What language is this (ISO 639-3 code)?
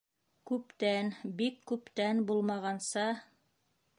bak